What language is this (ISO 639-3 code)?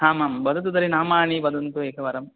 san